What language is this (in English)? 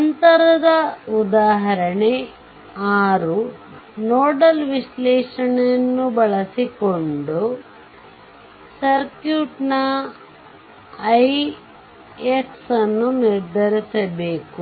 Kannada